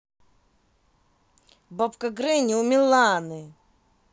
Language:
Russian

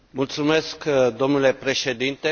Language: Romanian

